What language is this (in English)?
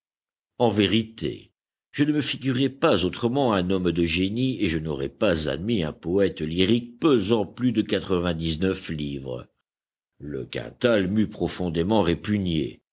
French